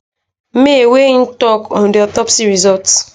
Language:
Nigerian Pidgin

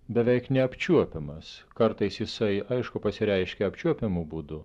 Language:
Lithuanian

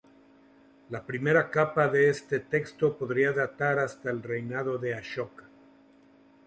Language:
Spanish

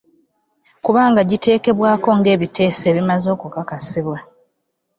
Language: Ganda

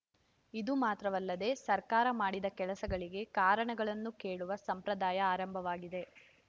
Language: Kannada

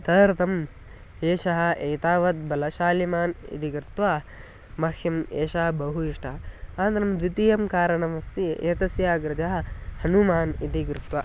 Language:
Sanskrit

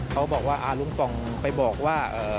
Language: Thai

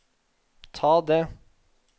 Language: Norwegian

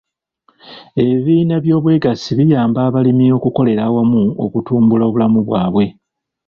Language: Ganda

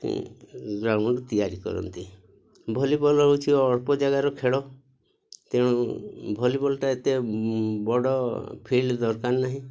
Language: Odia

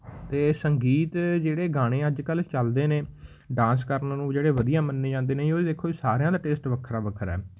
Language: Punjabi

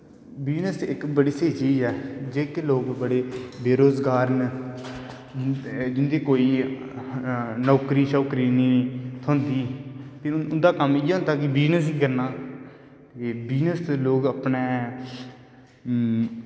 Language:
Dogri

